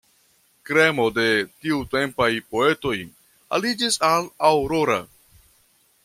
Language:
Esperanto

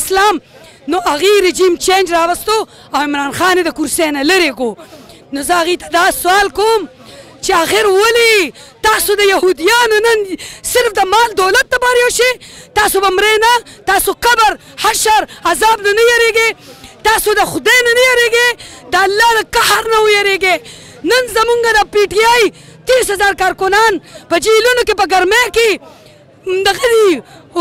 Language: Arabic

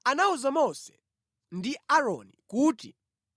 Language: Nyanja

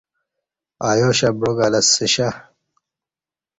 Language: Kati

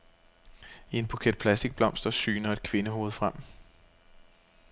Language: Danish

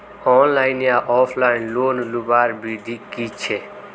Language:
Magahi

